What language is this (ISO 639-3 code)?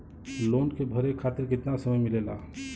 bho